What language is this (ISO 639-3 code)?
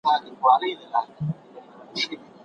pus